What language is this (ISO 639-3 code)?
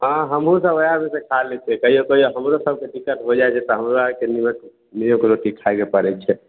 mai